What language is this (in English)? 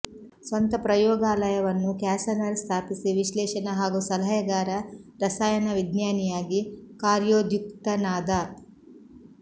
Kannada